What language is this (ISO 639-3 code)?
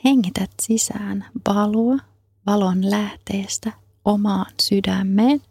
fin